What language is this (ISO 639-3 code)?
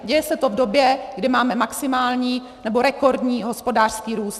ces